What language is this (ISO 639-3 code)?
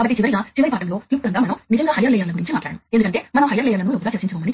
tel